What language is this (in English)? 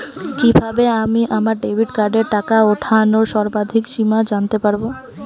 Bangla